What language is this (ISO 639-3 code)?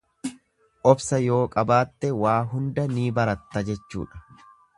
orm